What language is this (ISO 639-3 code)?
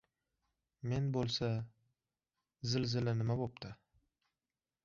uzb